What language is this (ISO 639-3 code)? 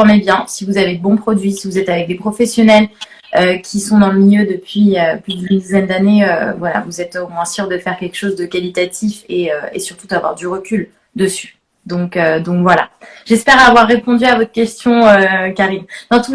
fra